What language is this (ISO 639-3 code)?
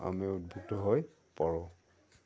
asm